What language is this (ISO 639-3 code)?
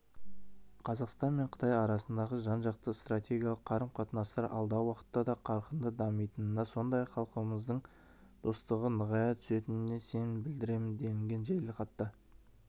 kaz